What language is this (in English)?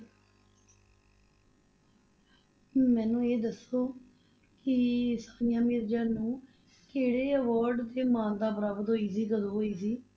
Punjabi